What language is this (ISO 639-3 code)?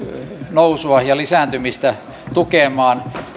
fin